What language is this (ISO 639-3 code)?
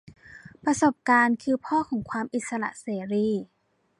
tha